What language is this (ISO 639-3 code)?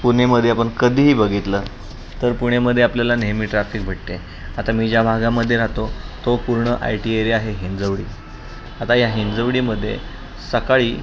mar